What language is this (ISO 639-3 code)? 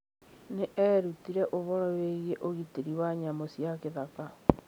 kik